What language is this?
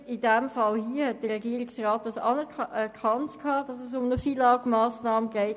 Swiss German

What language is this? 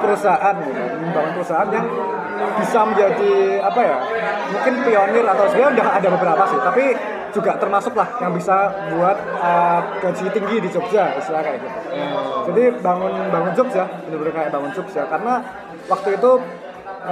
Indonesian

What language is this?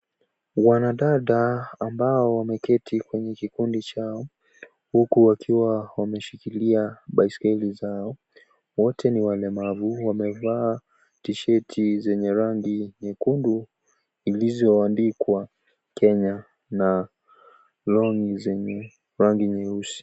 Swahili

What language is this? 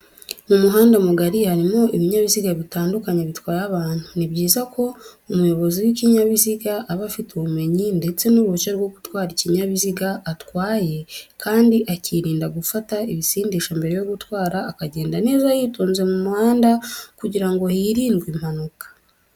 Kinyarwanda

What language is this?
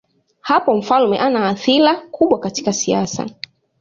Swahili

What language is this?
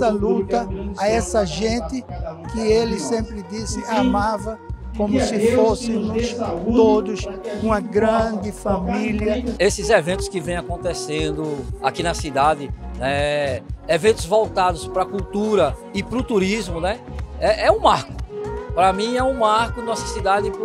Portuguese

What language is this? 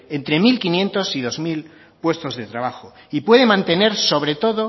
Spanish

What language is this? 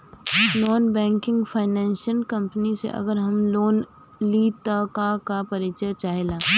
Bhojpuri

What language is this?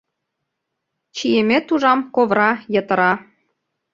Mari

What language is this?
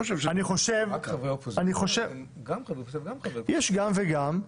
Hebrew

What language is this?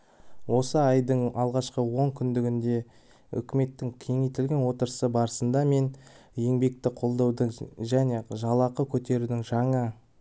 Kazakh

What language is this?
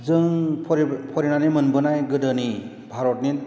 Bodo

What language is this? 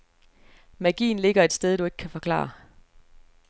Danish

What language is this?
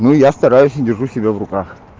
Russian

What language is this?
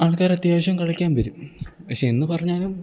Malayalam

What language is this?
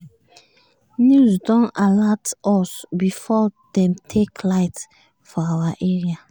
Nigerian Pidgin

